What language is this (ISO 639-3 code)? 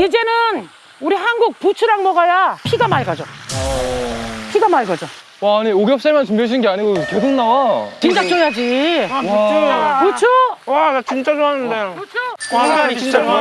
kor